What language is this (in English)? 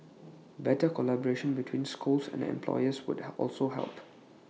English